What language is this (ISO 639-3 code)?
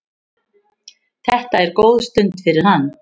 isl